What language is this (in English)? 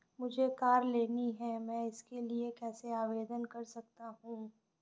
Hindi